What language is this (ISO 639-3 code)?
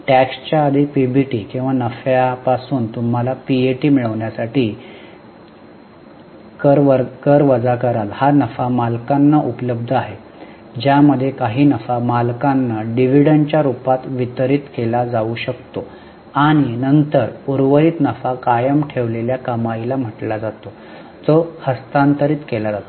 mar